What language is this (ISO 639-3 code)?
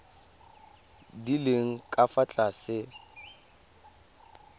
tsn